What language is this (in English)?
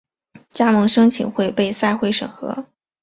Chinese